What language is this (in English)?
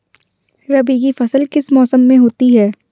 Hindi